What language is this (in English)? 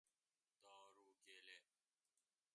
Persian